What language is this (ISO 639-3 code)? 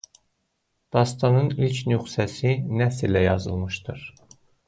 aze